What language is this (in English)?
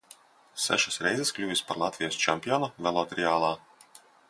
Latvian